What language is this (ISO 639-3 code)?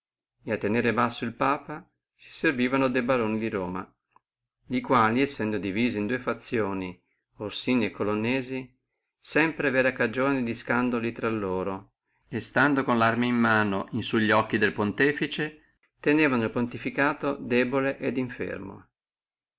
ita